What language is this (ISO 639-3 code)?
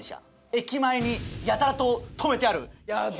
jpn